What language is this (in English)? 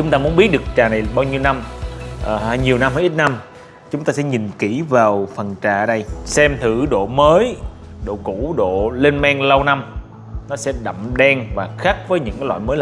Vietnamese